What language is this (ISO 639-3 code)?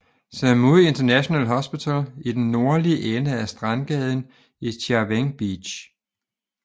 dan